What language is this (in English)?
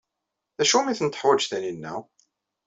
Kabyle